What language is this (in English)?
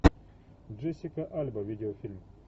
Russian